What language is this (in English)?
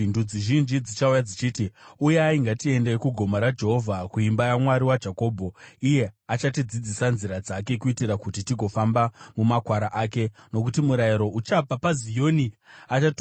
Shona